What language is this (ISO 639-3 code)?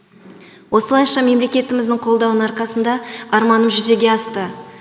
kaz